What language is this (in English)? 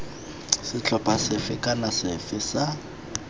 Tswana